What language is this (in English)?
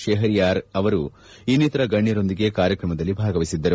Kannada